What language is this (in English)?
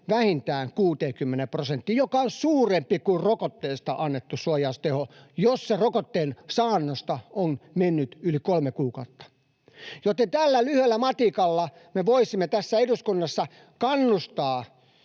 Finnish